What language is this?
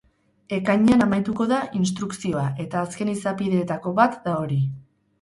Basque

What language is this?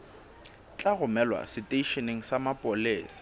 Southern Sotho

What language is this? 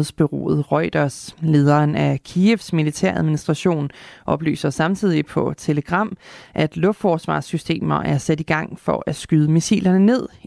Danish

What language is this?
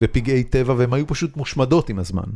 Hebrew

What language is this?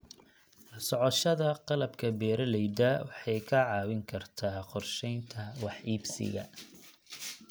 Somali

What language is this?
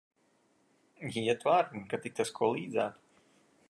Latvian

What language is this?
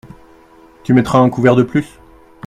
French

